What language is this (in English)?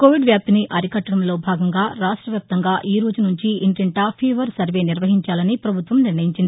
Telugu